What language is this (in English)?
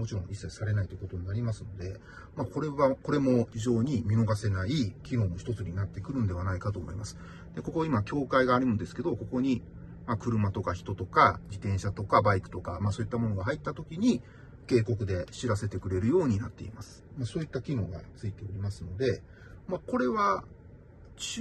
Japanese